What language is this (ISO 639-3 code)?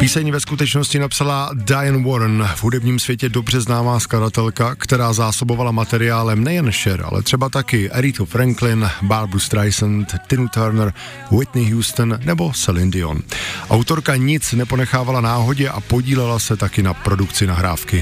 ces